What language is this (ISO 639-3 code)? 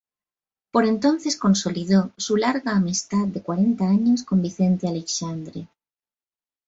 spa